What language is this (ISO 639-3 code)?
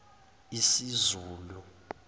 zul